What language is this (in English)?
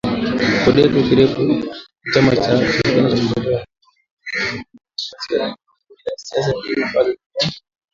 Swahili